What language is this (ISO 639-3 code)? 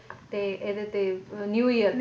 pan